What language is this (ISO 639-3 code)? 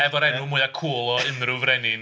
cym